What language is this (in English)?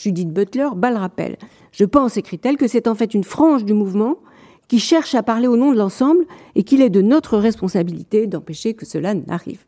French